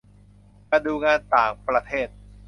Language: Thai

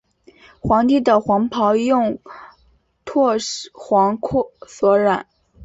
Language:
Chinese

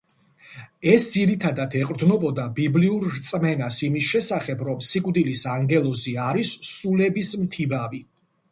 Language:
Georgian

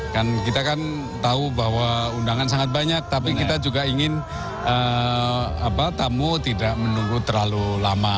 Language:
Indonesian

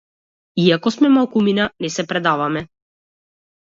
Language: Macedonian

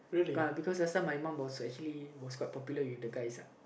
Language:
English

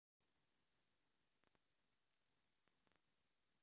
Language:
Russian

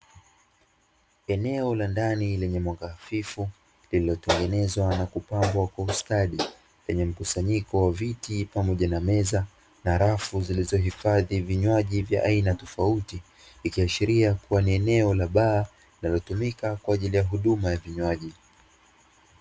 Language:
Swahili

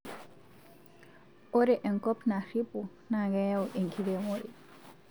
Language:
Masai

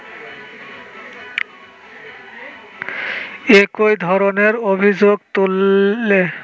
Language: Bangla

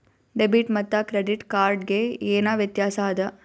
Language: Kannada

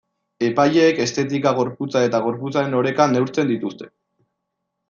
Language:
Basque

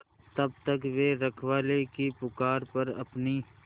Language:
Hindi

